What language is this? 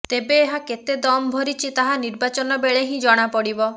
Odia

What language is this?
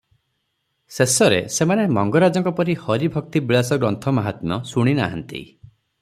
Odia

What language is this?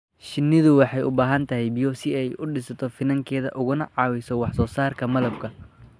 Somali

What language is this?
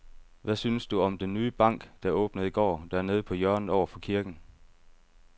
Danish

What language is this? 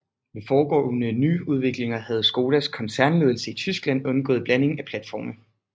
Danish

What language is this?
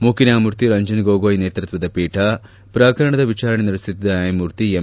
Kannada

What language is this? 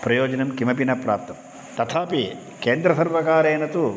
Sanskrit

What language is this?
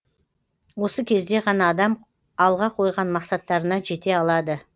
Kazakh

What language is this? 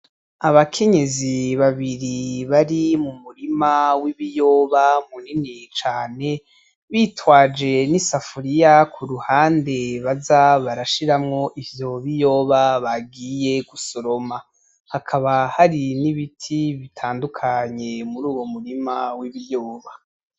Rundi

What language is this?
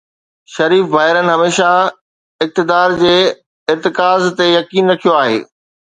Sindhi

